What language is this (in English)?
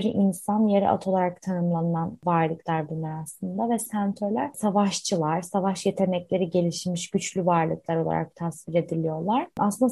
Turkish